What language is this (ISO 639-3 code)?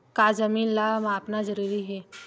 hne